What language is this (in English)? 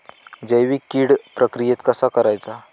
Marathi